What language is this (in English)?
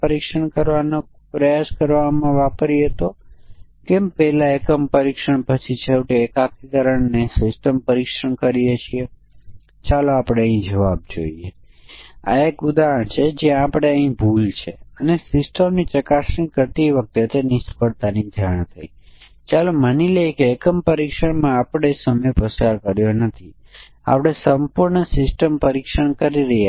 Gujarati